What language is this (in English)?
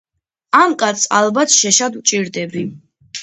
Georgian